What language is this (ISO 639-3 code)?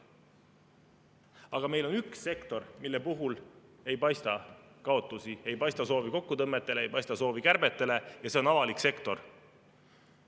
est